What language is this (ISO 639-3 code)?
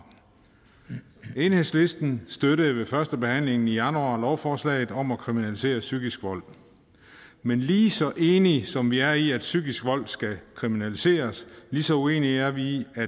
dan